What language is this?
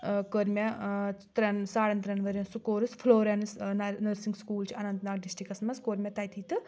Kashmiri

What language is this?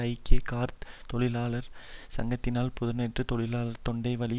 Tamil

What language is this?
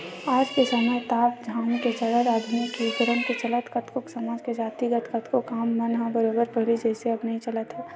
Chhattisgarhi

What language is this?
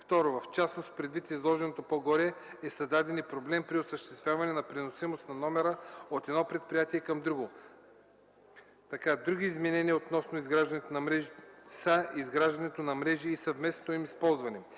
Bulgarian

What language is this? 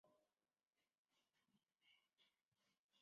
Chinese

